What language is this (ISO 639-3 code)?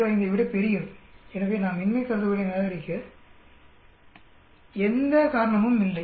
tam